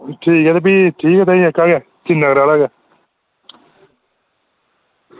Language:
Dogri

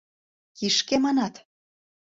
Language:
Mari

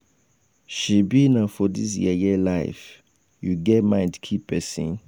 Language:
Nigerian Pidgin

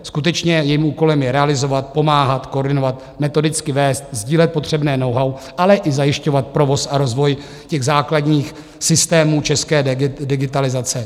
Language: Czech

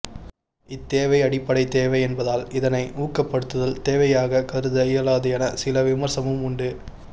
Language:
Tamil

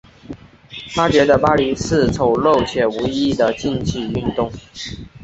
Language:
Chinese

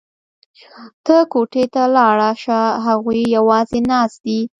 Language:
Pashto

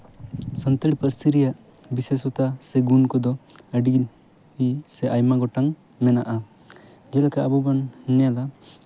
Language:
Santali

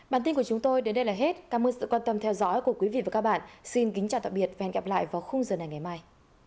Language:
Vietnamese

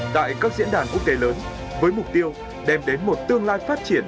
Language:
Vietnamese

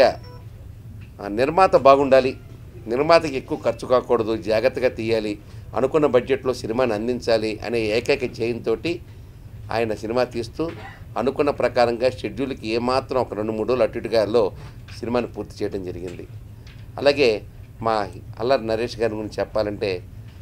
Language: Telugu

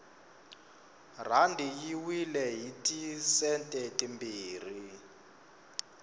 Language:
Tsonga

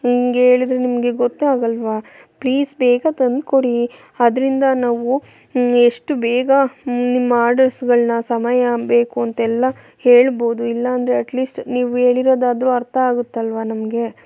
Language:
Kannada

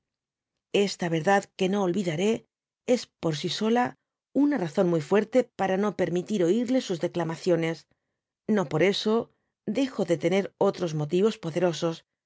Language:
Spanish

